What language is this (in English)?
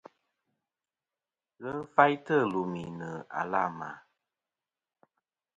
Kom